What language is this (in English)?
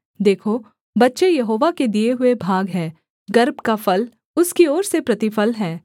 Hindi